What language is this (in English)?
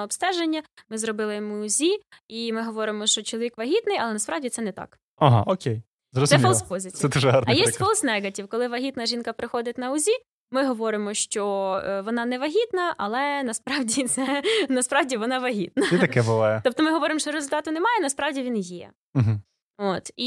Ukrainian